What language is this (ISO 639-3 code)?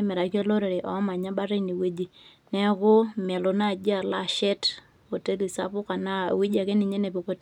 mas